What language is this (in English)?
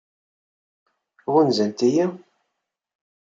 Kabyle